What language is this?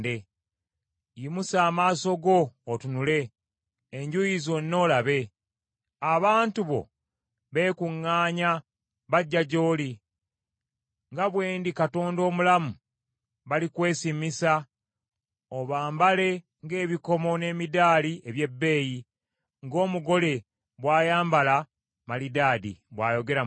Ganda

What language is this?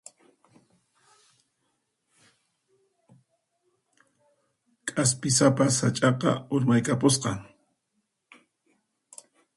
Puno Quechua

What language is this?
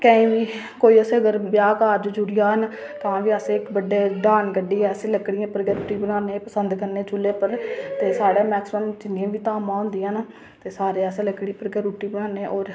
Dogri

